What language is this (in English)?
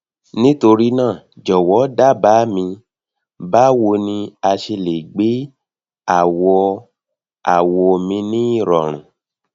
Yoruba